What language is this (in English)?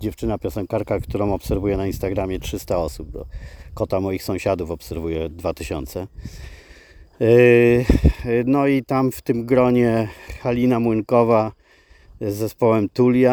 Polish